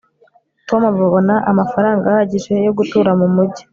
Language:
Kinyarwanda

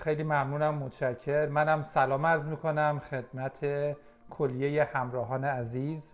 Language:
Persian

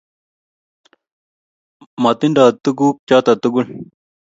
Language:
Kalenjin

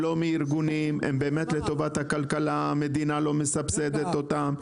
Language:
Hebrew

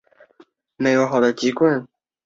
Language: Chinese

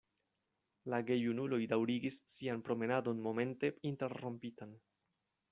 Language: Esperanto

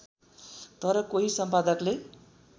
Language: Nepali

